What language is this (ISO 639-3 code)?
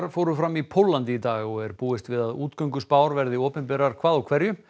isl